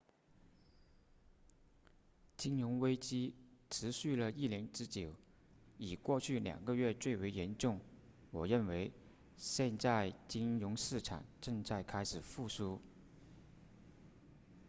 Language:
Chinese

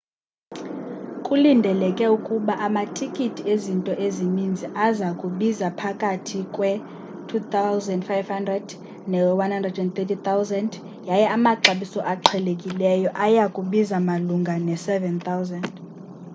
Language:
Xhosa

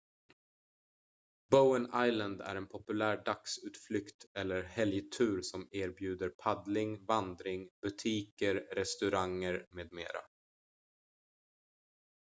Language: Swedish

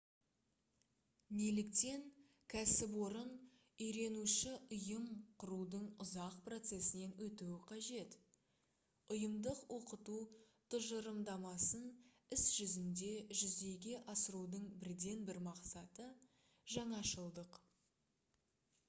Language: Kazakh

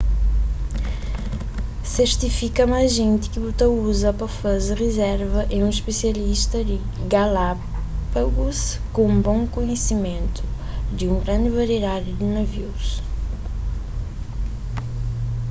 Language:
Kabuverdianu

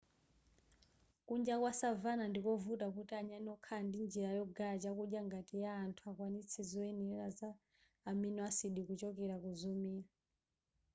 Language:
Nyanja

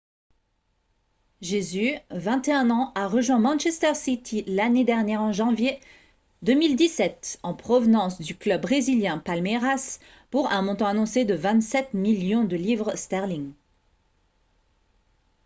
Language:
French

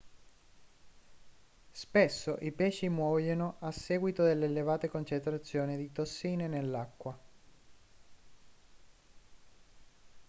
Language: Italian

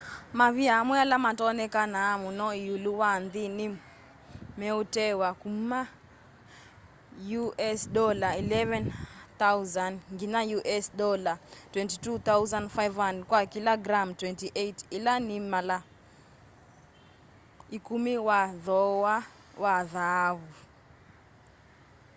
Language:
Kamba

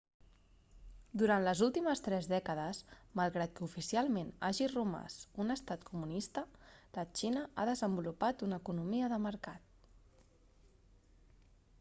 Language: Catalan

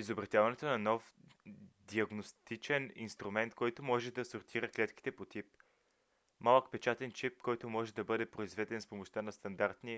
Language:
Bulgarian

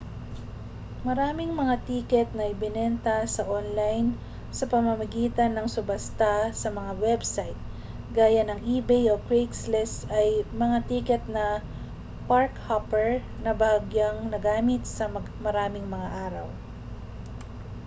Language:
Filipino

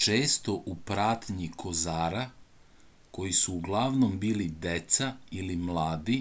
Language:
Serbian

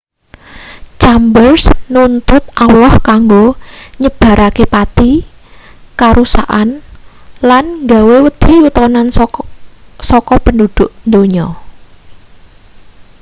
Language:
Javanese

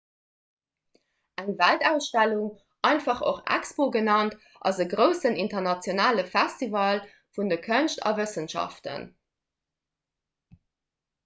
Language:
Luxembourgish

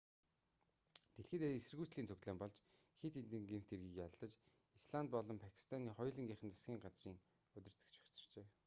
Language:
Mongolian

